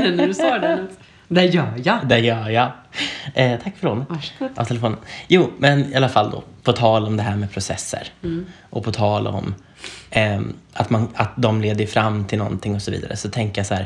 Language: Swedish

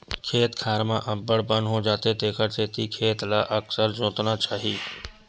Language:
Chhattisgarhi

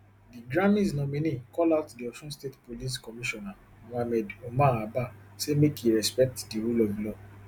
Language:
Nigerian Pidgin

